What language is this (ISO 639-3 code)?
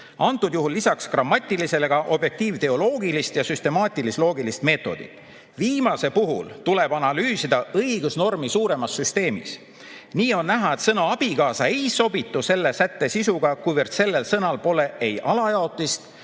est